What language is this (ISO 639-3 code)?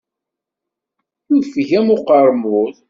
kab